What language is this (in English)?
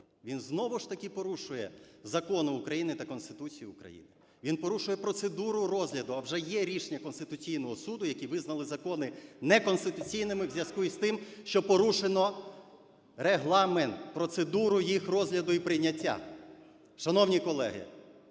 Ukrainian